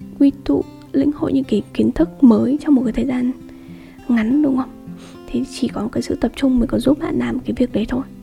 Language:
Vietnamese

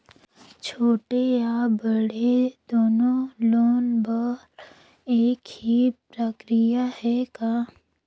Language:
Chhattisgarhi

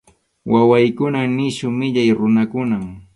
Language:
Arequipa-La Unión Quechua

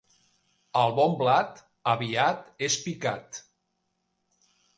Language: Catalan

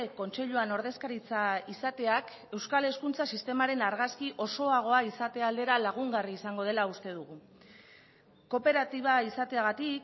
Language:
Basque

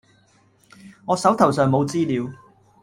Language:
Cantonese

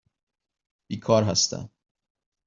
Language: Persian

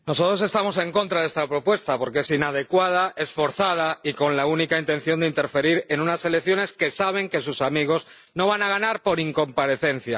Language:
Spanish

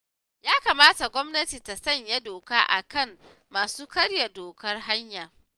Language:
Hausa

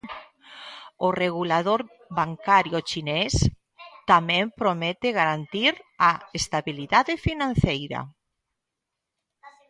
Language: Galician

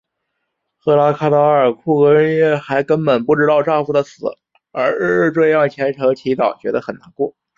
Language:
Chinese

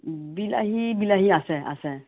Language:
Assamese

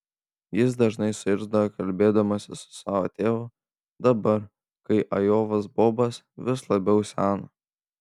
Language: Lithuanian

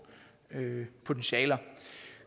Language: Danish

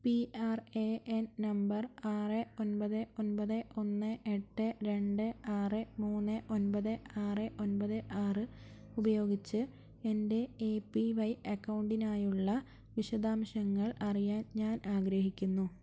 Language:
Malayalam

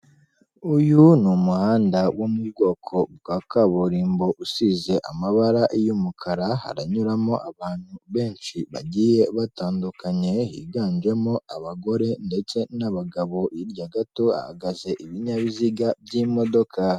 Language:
Kinyarwanda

